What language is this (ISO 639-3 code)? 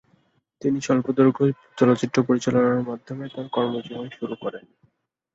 ben